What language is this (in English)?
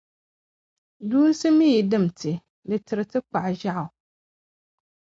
Dagbani